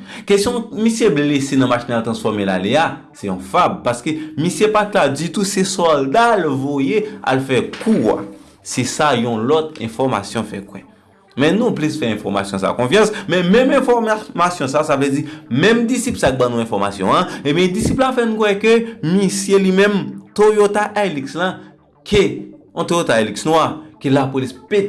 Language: French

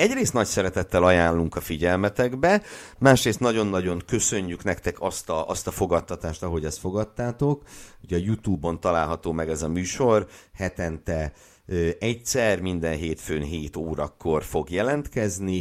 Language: Hungarian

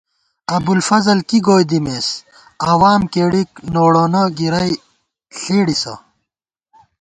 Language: Gawar-Bati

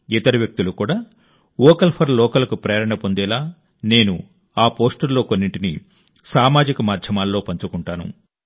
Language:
Telugu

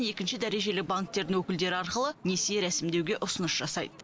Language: Kazakh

